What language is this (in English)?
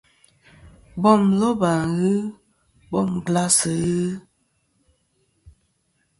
Kom